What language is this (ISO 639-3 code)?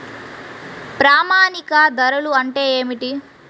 tel